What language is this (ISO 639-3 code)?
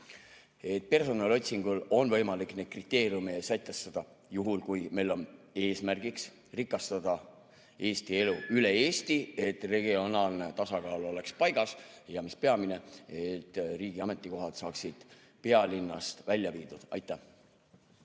est